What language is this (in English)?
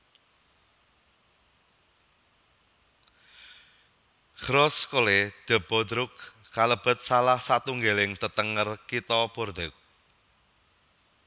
Javanese